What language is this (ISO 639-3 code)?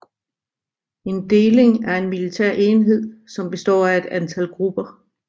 dan